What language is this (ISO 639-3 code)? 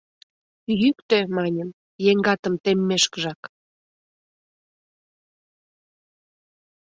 chm